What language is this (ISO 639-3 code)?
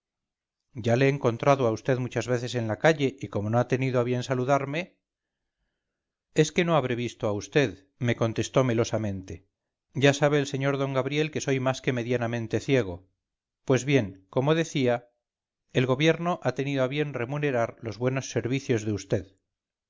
spa